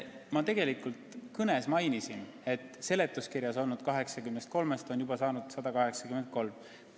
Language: Estonian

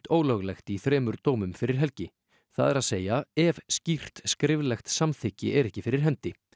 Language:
Icelandic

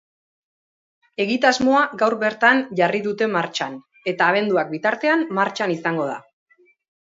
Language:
Basque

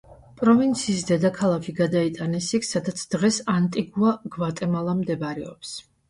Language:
Georgian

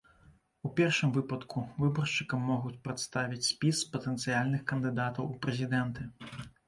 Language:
Belarusian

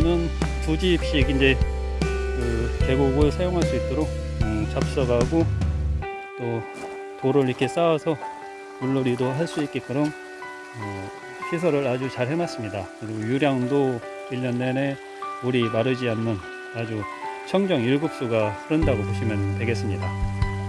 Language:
Korean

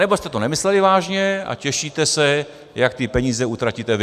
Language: Czech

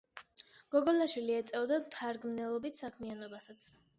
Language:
Georgian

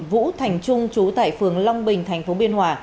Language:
Vietnamese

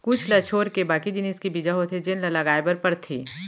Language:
Chhattisgarhi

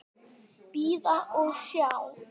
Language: Icelandic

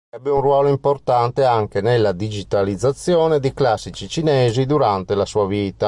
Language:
Italian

